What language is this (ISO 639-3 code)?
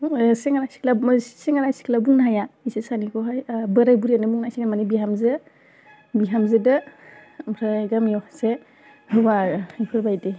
brx